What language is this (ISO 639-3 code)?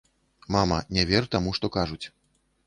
bel